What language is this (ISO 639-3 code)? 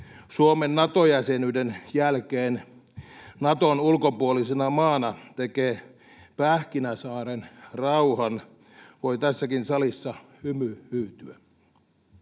fin